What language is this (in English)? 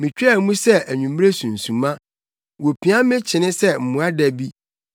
Akan